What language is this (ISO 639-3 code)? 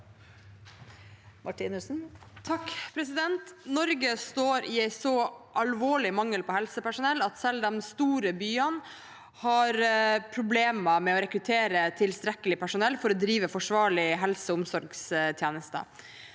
nor